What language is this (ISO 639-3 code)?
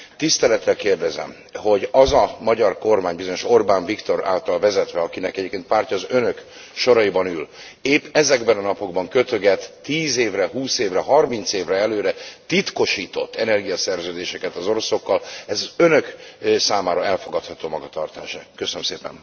hun